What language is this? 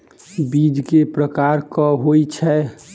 Maithili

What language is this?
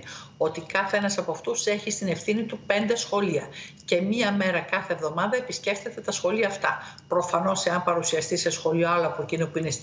Greek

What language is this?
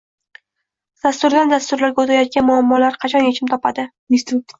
Uzbek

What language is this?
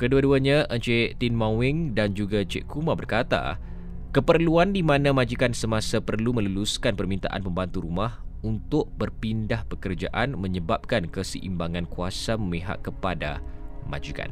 Malay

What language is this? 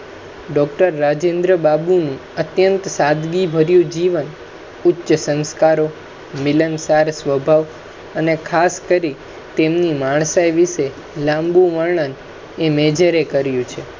Gujarati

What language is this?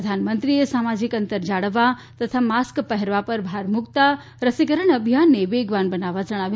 Gujarati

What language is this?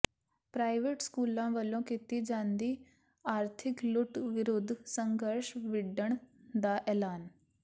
Punjabi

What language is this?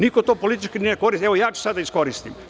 Serbian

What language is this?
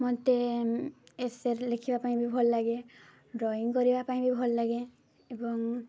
Odia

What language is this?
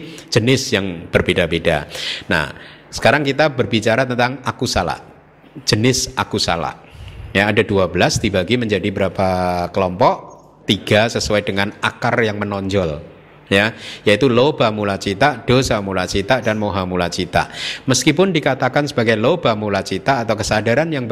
Indonesian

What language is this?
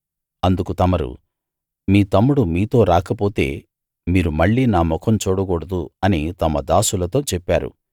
Telugu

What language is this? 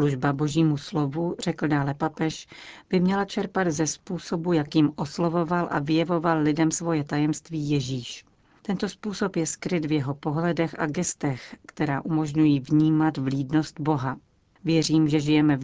Czech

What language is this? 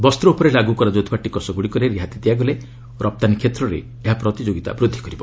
Odia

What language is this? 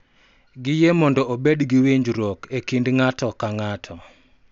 Luo (Kenya and Tanzania)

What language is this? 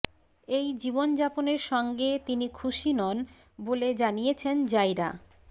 Bangla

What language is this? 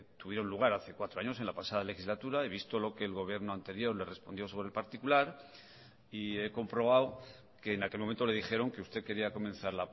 Spanish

